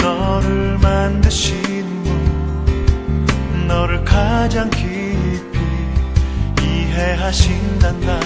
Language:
Korean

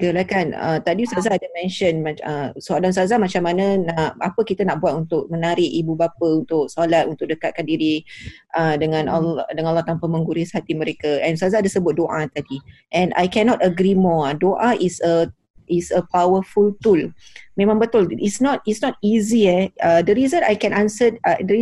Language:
Malay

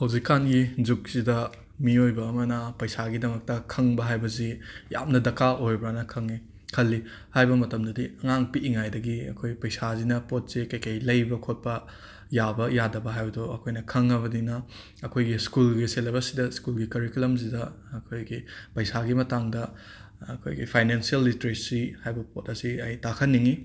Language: Manipuri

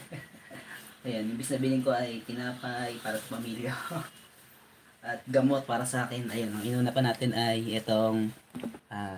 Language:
Filipino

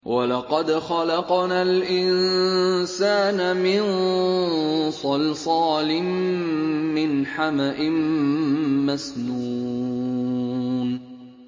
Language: Arabic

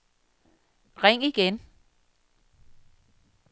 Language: Danish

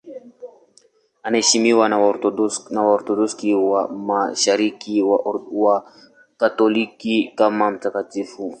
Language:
Swahili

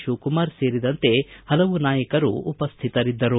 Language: Kannada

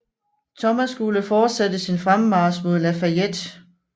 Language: Danish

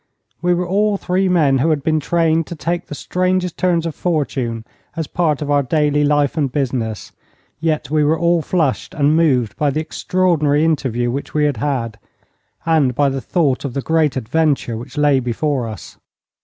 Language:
English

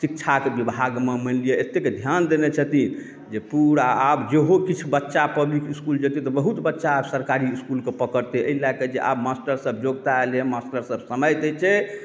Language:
Maithili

